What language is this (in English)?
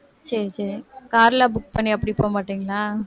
Tamil